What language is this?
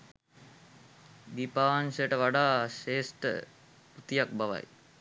Sinhala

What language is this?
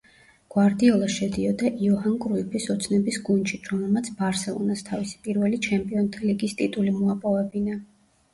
Georgian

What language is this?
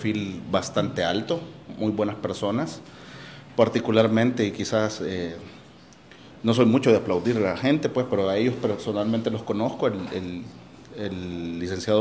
Spanish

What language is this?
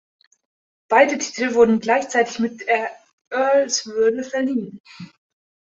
German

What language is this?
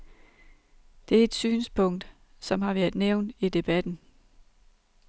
Danish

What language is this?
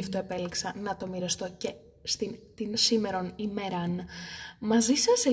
Greek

